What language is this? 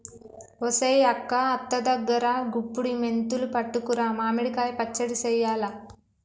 Telugu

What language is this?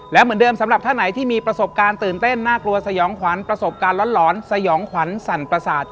Thai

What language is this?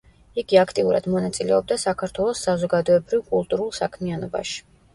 Georgian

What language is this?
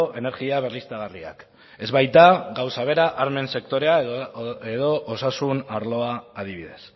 Basque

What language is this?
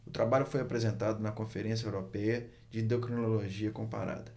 Portuguese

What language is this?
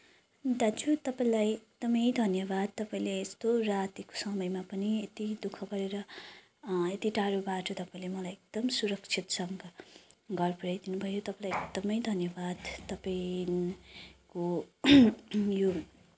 Nepali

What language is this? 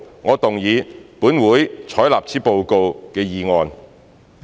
Cantonese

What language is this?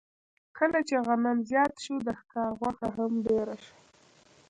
Pashto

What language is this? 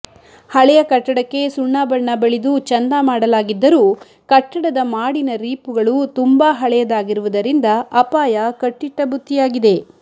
Kannada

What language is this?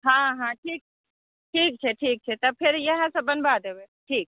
Maithili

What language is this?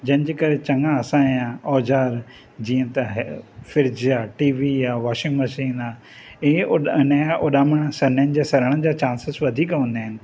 Sindhi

